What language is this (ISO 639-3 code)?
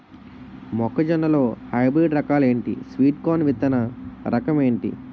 tel